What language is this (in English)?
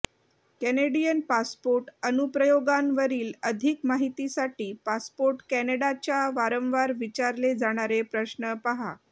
Marathi